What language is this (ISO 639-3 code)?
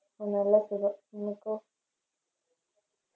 mal